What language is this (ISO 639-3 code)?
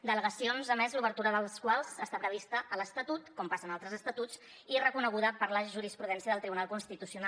cat